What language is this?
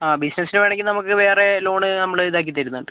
Malayalam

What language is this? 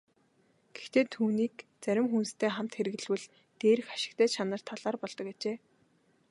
Mongolian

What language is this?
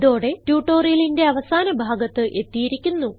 Malayalam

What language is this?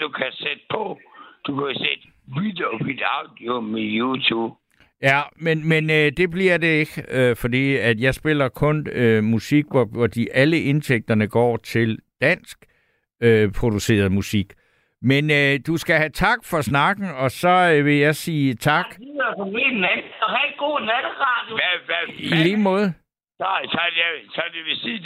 Danish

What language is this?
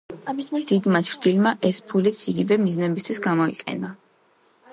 Georgian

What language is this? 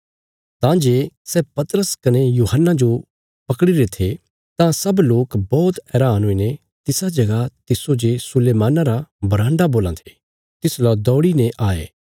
Bilaspuri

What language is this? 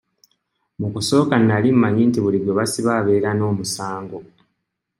Ganda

